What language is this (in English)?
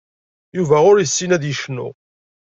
Kabyle